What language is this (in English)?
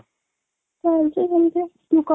Odia